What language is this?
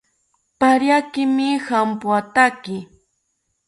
South Ucayali Ashéninka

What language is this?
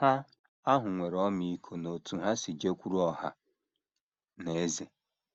Igbo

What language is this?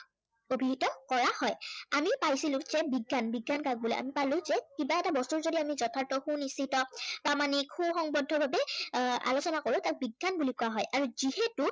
Assamese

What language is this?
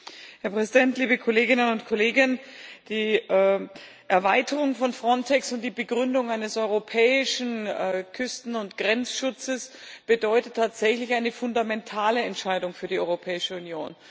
German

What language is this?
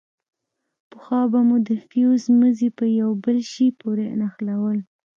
Pashto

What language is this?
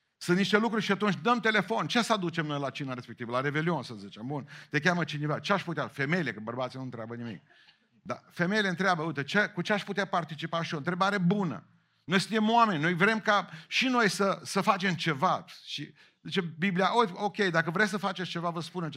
Romanian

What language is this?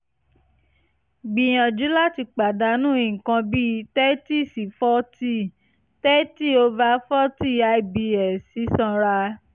Yoruba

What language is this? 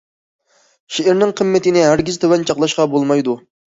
Uyghur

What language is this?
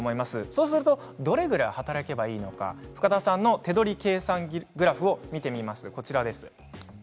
Japanese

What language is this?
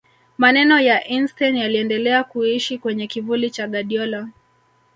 Swahili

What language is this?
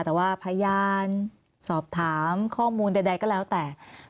Thai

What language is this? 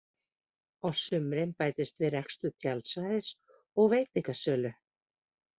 Icelandic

